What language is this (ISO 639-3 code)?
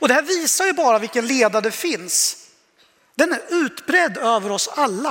swe